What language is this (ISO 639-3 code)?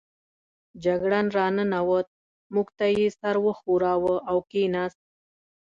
pus